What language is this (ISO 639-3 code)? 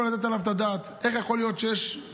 heb